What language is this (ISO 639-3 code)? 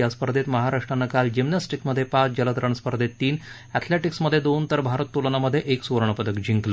mar